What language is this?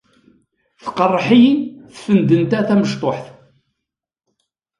Kabyle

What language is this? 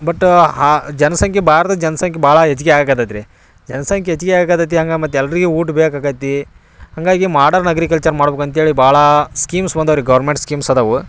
Kannada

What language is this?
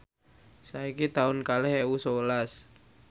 Javanese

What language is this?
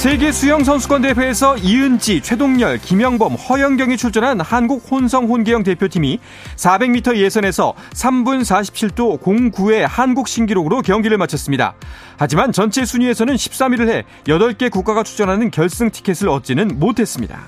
Korean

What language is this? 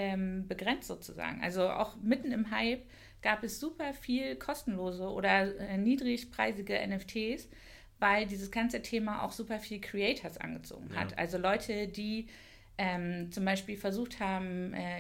German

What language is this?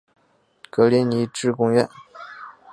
Chinese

